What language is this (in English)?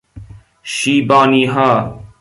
Persian